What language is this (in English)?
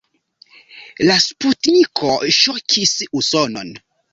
Esperanto